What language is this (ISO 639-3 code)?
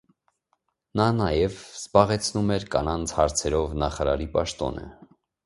hye